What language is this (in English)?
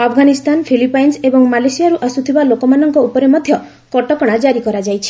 Odia